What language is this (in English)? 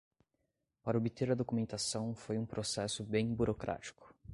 Portuguese